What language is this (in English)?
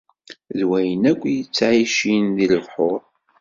Kabyle